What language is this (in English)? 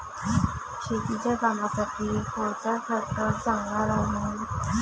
Marathi